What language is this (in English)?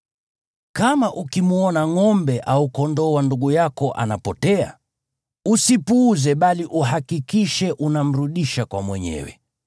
Swahili